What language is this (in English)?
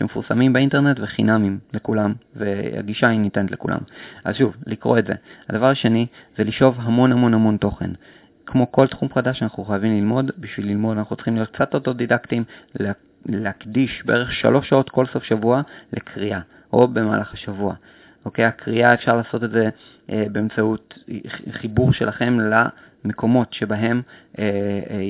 Hebrew